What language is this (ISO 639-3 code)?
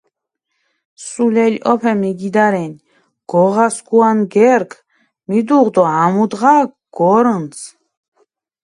xmf